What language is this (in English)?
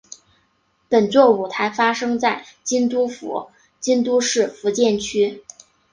Chinese